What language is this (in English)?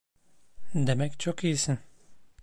Turkish